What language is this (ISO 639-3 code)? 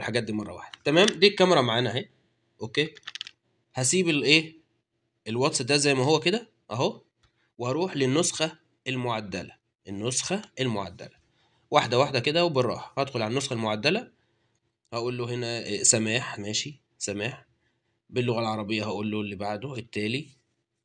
ara